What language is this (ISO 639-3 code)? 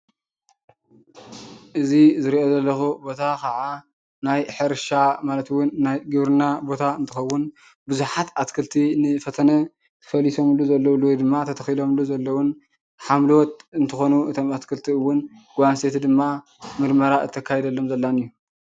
tir